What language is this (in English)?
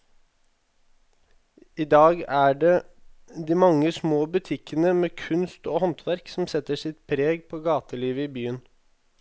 Norwegian